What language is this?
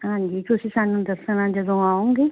Punjabi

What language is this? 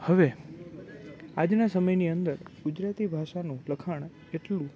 Gujarati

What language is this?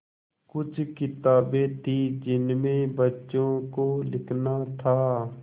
Hindi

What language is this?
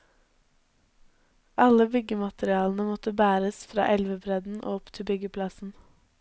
Norwegian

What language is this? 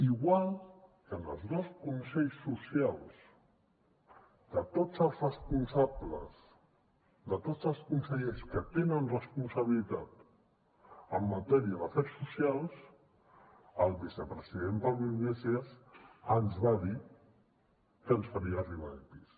Catalan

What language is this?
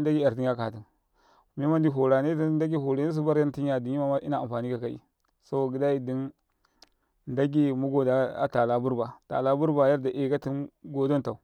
Karekare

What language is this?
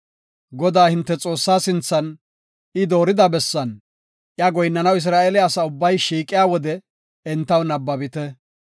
Gofa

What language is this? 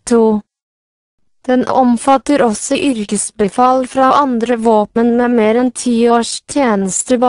Norwegian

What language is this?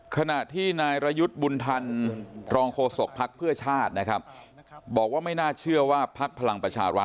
Thai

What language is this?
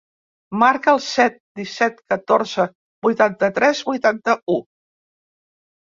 Catalan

